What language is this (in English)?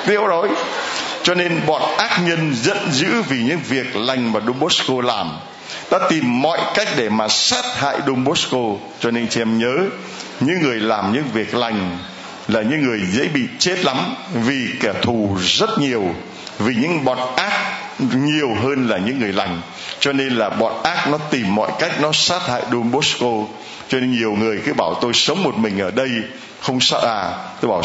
Vietnamese